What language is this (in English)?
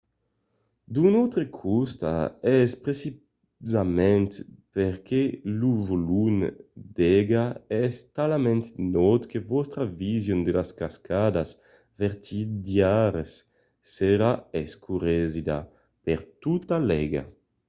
Occitan